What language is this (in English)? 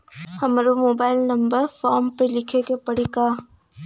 Bhojpuri